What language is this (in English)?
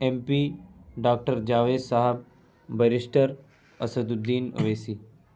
Urdu